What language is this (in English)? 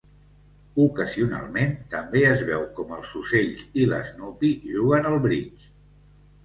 Catalan